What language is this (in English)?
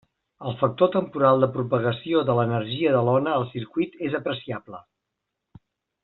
Catalan